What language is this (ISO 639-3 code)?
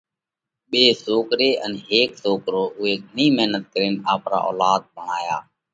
kvx